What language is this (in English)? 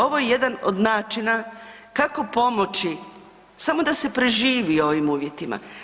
Croatian